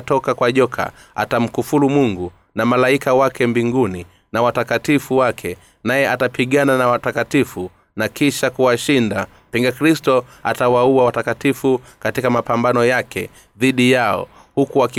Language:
Swahili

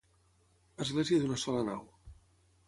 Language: Catalan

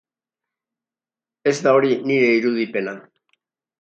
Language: Basque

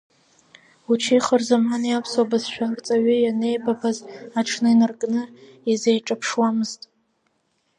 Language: Abkhazian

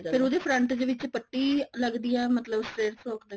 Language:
Punjabi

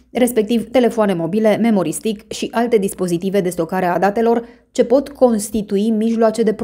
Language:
Romanian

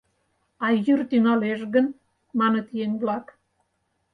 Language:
Mari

